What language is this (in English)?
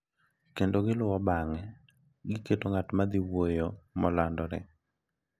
Luo (Kenya and Tanzania)